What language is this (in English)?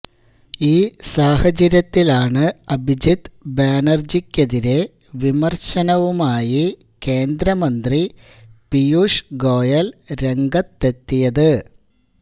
Malayalam